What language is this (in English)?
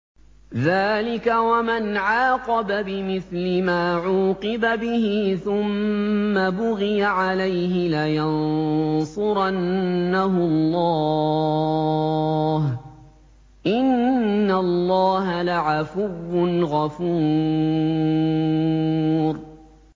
Arabic